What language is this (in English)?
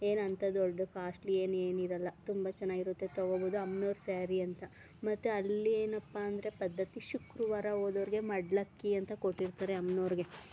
Kannada